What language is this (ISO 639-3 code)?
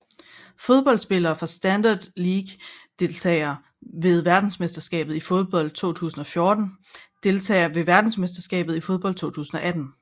dan